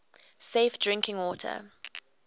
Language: English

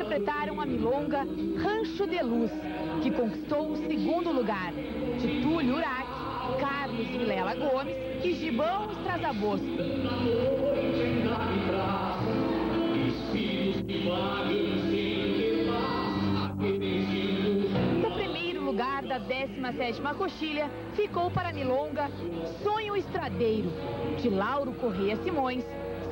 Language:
Portuguese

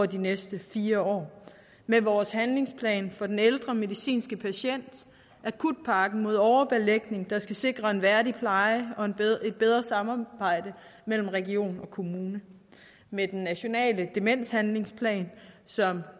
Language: Danish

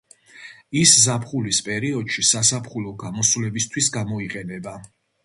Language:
Georgian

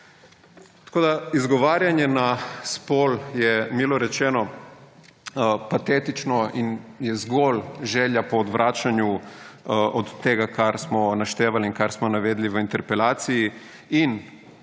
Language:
Slovenian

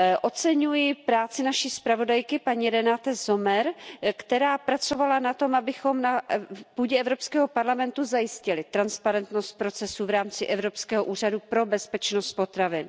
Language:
Czech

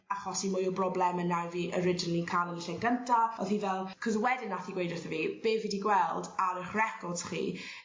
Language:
Welsh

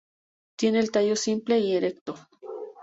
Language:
Spanish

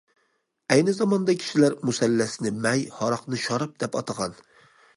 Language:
Uyghur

